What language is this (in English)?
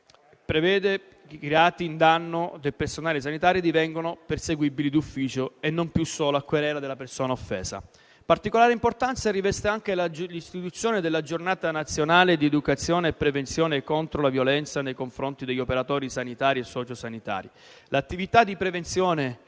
Italian